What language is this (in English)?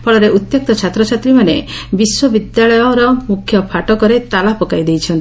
Odia